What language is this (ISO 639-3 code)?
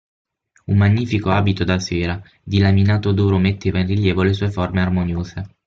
ita